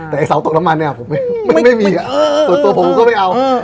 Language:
Thai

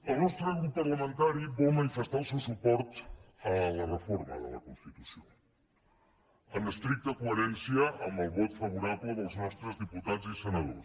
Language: Catalan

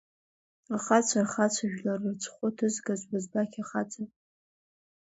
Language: Abkhazian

